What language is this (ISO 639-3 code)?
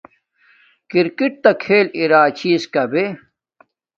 dmk